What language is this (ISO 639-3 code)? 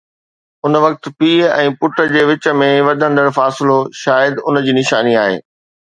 snd